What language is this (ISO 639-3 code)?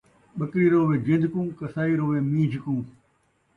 skr